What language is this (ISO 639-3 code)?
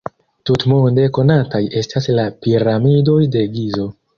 epo